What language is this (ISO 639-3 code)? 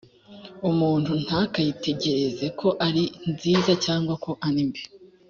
kin